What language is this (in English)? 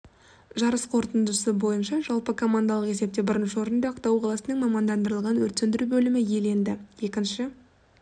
Kazakh